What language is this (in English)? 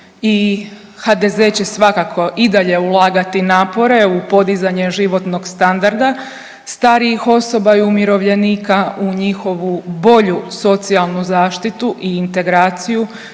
Croatian